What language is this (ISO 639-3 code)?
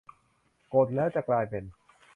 tha